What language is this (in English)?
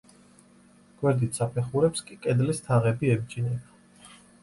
Georgian